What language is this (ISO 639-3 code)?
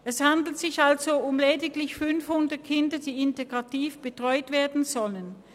gsw